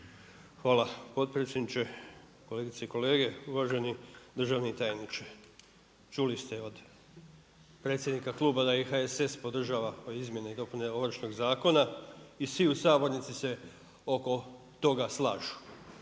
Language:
Croatian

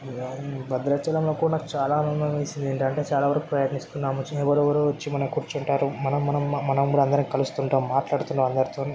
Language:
Telugu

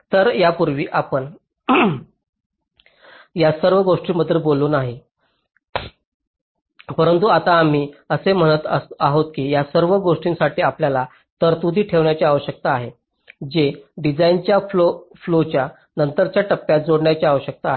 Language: Marathi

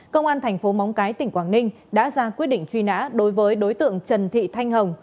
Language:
Vietnamese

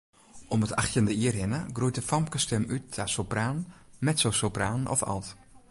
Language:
Western Frisian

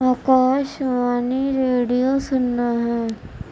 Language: Urdu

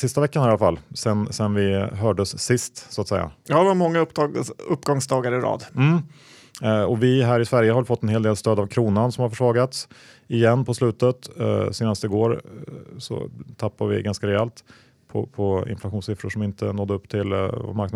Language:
Swedish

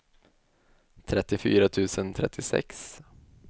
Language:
Swedish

